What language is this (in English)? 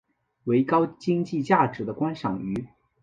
Chinese